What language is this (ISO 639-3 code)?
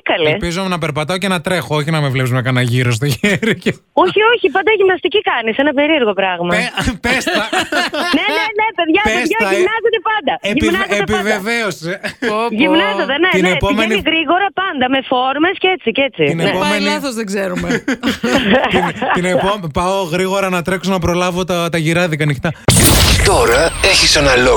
ell